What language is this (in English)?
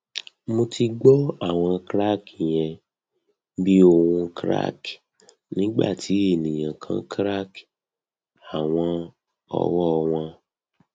Yoruba